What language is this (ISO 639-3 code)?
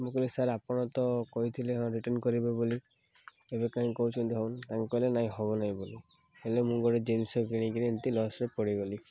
ori